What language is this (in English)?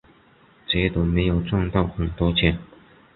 Chinese